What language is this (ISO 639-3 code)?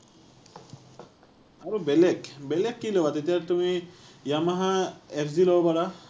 asm